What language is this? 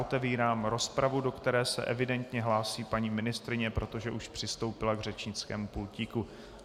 Czech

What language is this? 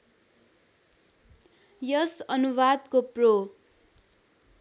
Nepali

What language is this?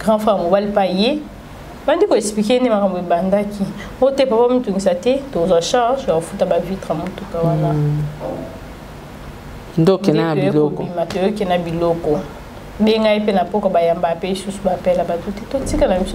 French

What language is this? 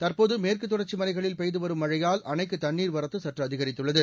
Tamil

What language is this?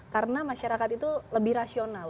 Indonesian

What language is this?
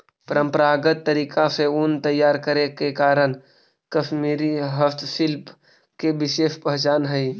Magahi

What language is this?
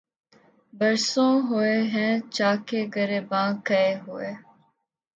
Urdu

